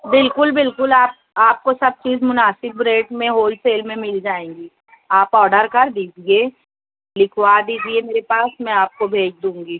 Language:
Urdu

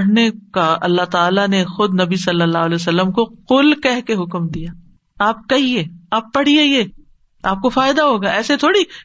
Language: Urdu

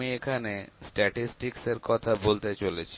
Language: Bangla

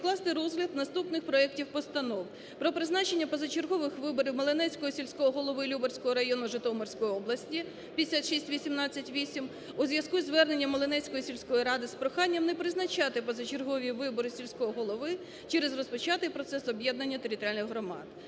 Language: Ukrainian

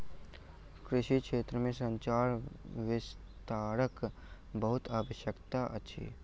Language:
Maithili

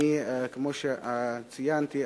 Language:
Hebrew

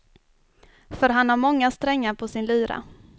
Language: Swedish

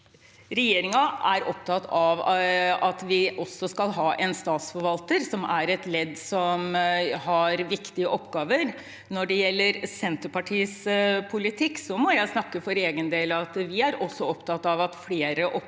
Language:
Norwegian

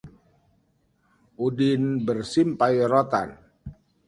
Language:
Indonesian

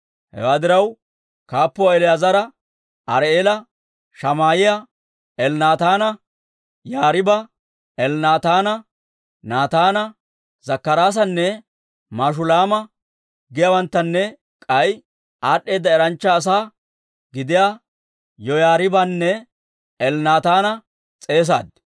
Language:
Dawro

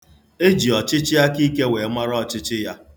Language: Igbo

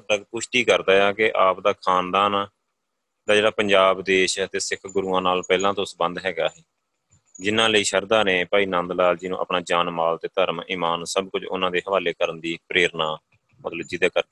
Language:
Punjabi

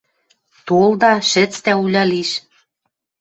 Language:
Western Mari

